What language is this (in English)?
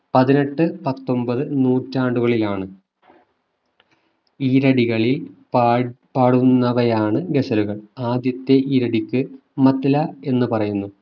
Malayalam